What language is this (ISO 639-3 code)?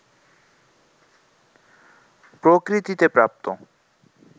ben